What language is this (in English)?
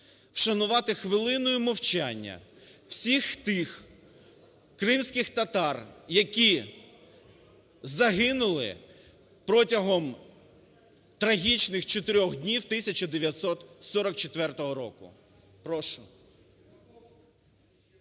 Ukrainian